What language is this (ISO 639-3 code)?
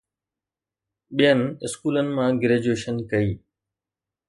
snd